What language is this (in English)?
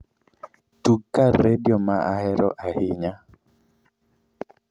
Luo (Kenya and Tanzania)